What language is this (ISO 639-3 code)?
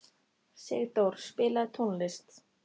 isl